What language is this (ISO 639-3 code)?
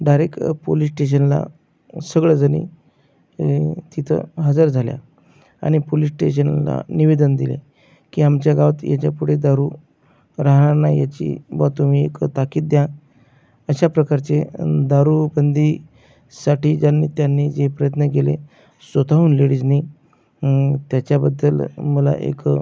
mar